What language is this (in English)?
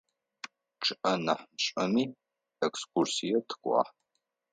Adyghe